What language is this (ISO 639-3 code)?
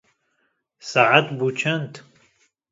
kur